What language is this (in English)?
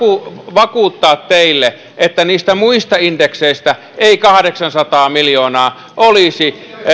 Finnish